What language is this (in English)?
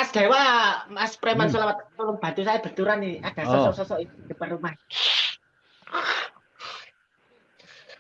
Indonesian